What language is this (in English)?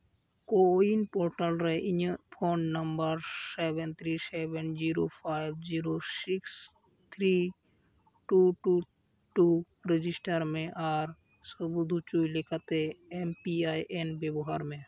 Santali